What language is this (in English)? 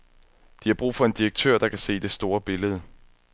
Danish